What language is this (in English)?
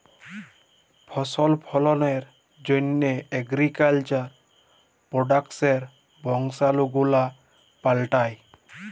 Bangla